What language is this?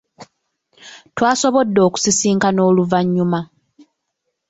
Ganda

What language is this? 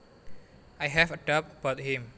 Javanese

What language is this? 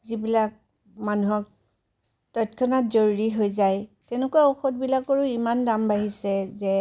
Assamese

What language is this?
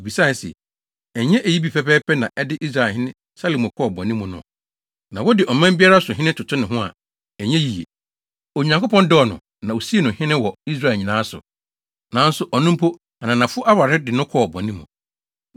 Akan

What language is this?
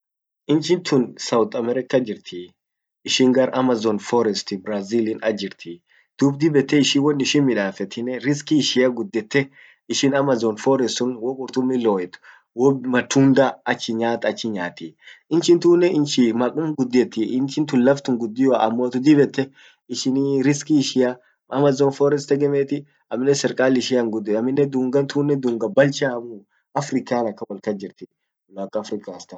Orma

